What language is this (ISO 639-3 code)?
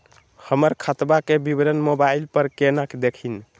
mag